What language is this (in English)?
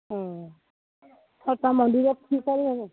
Assamese